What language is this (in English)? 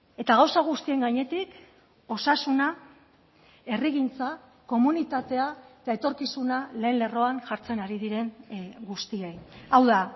Basque